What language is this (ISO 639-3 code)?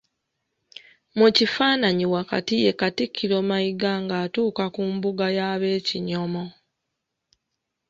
lug